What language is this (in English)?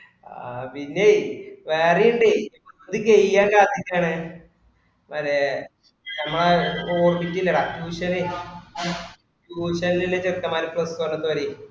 Malayalam